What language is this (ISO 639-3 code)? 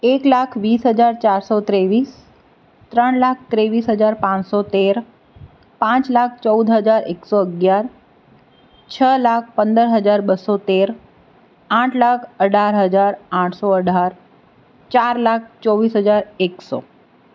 guj